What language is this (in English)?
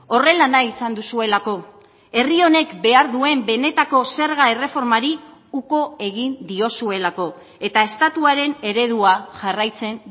Basque